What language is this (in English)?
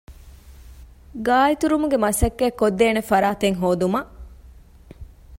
Divehi